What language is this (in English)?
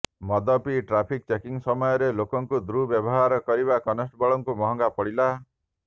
Odia